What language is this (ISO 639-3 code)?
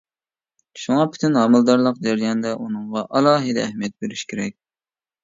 uig